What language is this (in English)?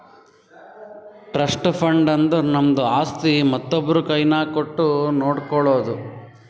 Kannada